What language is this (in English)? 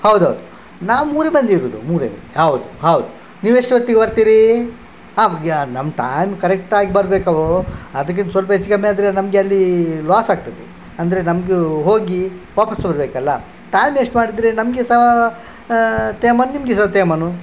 Kannada